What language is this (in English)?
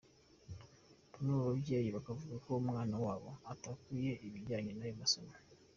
Kinyarwanda